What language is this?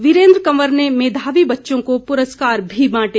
Hindi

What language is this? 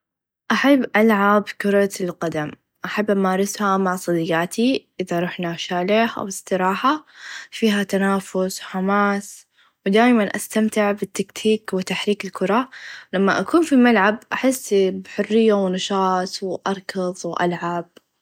Najdi Arabic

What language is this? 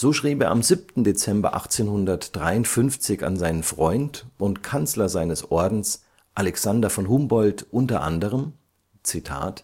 German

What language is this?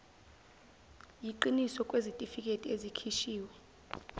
Zulu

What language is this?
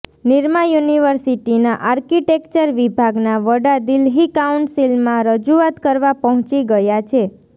Gujarati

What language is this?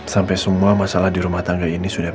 Indonesian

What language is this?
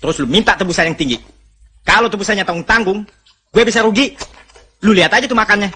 Indonesian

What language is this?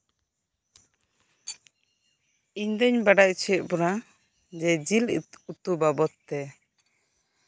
Santali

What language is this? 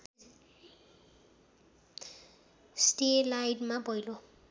Nepali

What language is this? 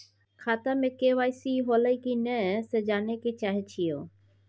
Maithili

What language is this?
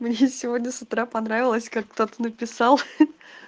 Russian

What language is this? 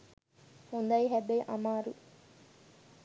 Sinhala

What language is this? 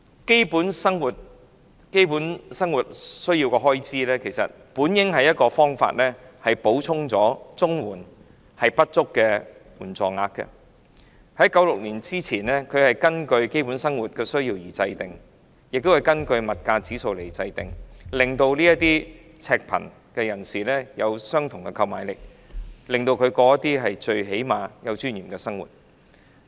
Cantonese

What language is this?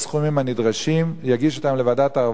Hebrew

